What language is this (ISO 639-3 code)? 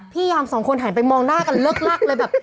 tha